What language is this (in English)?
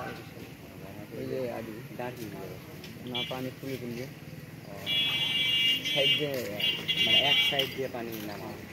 Arabic